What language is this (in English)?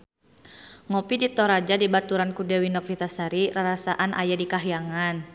Sundanese